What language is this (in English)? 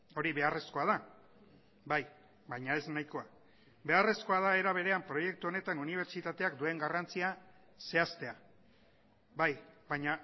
Basque